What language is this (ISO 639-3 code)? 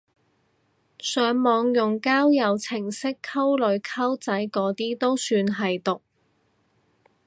yue